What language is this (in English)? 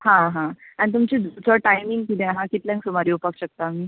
Konkani